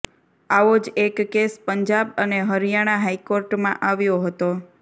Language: Gujarati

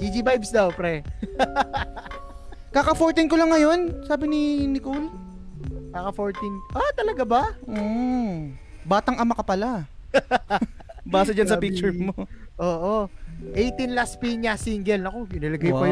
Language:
Filipino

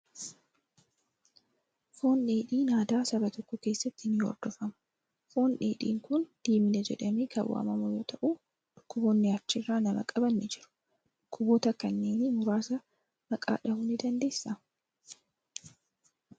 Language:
Oromo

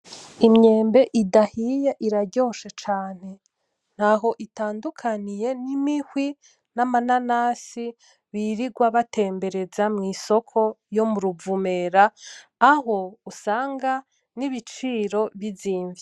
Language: Rundi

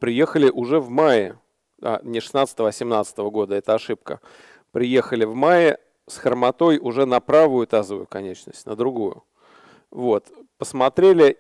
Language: Russian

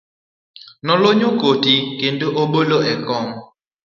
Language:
Luo (Kenya and Tanzania)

